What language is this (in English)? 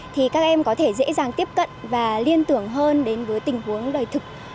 Vietnamese